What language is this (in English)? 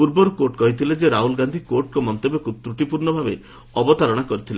Odia